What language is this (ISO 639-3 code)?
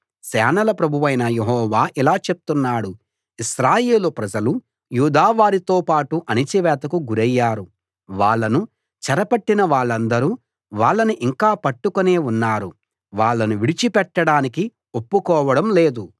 tel